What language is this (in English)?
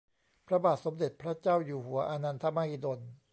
Thai